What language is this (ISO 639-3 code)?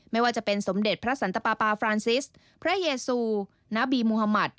tha